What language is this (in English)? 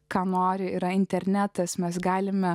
Lithuanian